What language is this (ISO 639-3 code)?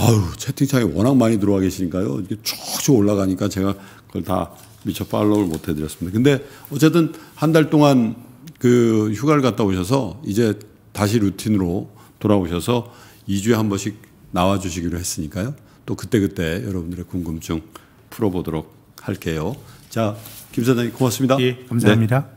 kor